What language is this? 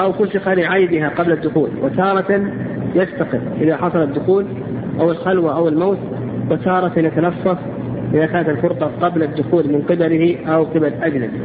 Arabic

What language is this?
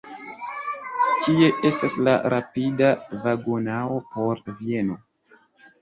Esperanto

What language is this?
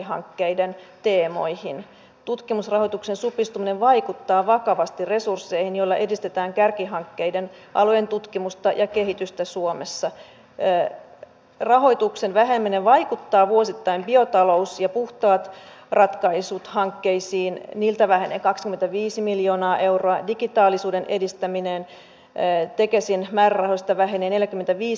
Finnish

